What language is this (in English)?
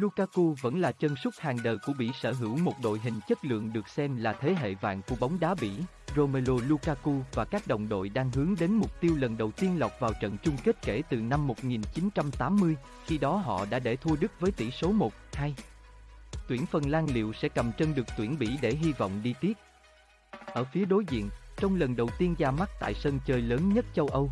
Vietnamese